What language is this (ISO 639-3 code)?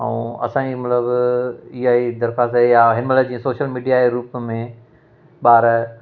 snd